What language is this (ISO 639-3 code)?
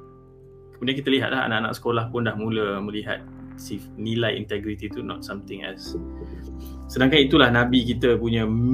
msa